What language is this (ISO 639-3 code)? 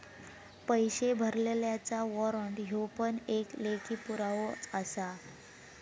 mar